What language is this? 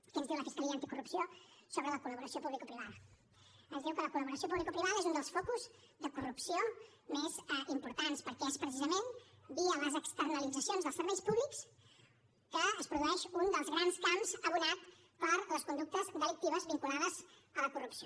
Catalan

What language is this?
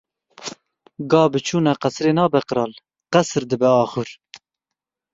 Kurdish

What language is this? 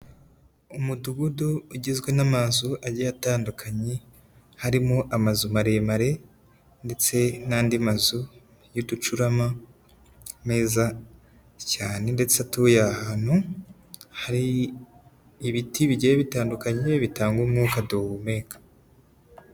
Kinyarwanda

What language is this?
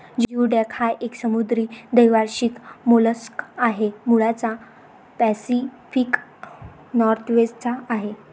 Marathi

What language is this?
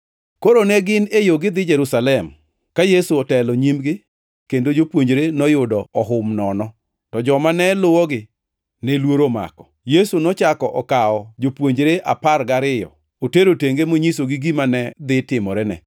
Luo (Kenya and Tanzania)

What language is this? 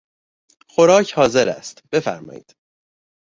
Persian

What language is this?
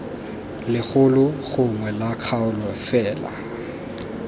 Tswana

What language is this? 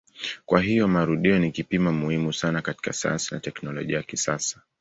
Swahili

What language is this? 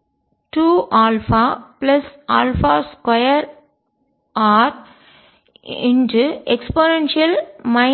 Tamil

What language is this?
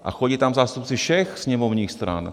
Czech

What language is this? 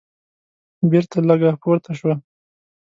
Pashto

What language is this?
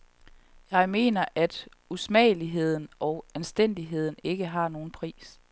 Danish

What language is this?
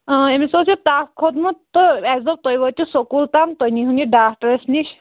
Kashmiri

